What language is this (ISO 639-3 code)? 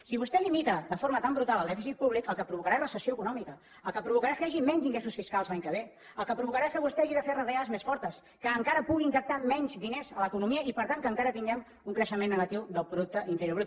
cat